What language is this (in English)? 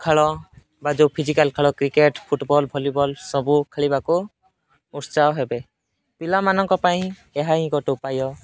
Odia